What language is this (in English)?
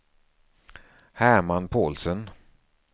Swedish